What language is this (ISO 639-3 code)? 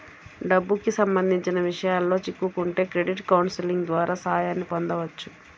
tel